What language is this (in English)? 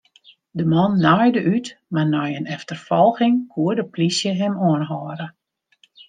Western Frisian